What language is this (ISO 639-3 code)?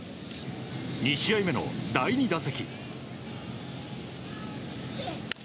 jpn